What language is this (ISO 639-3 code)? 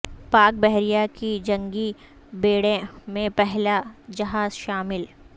urd